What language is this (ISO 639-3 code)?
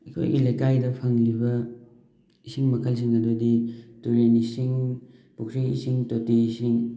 mni